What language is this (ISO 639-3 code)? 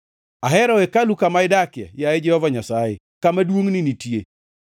luo